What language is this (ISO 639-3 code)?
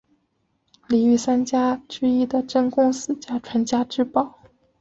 zho